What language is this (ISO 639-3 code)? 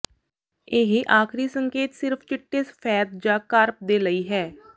pan